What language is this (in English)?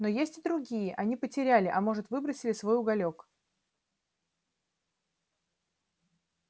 Russian